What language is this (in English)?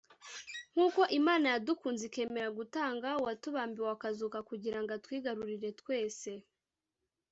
Kinyarwanda